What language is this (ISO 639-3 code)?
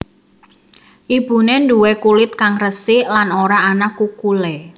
jav